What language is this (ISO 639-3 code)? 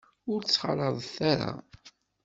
kab